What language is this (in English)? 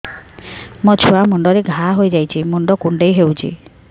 Odia